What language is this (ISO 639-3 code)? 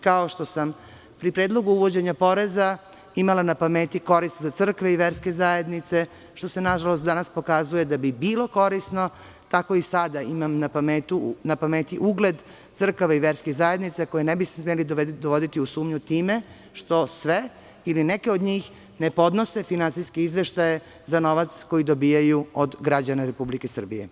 srp